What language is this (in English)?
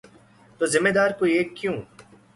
Urdu